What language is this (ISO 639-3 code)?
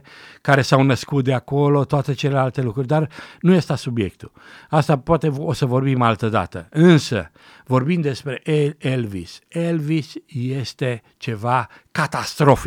ron